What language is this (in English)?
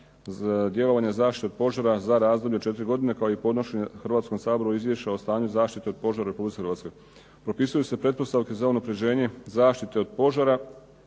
Croatian